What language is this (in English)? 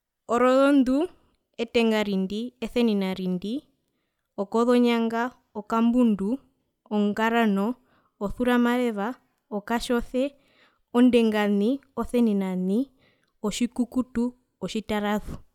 Herero